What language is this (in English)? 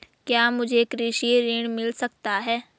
Hindi